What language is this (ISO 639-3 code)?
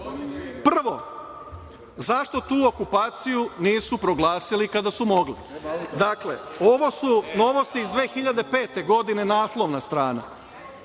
srp